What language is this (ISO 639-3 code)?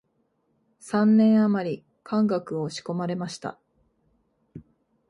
jpn